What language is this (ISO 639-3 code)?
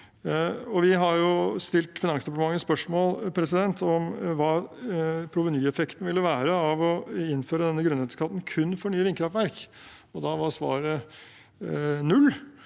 nor